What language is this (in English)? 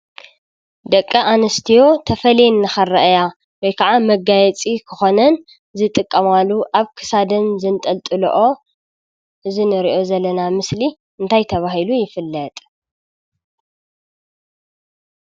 Tigrinya